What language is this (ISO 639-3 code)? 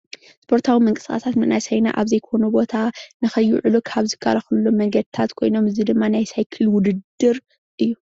tir